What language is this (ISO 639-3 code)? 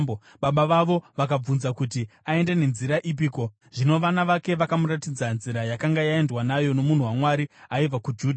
sna